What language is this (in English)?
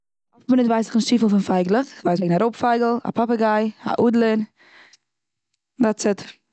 Yiddish